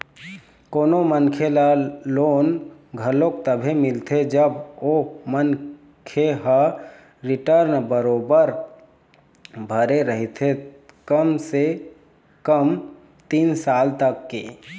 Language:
Chhattisgarhi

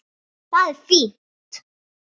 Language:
Icelandic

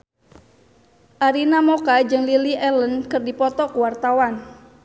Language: Sundanese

